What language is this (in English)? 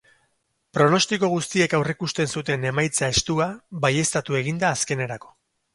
Basque